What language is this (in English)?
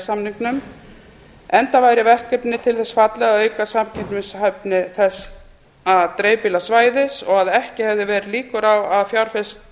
Icelandic